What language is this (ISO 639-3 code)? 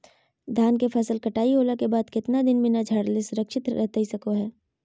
mag